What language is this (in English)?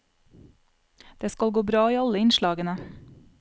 Norwegian